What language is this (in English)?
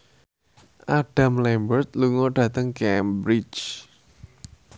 Javanese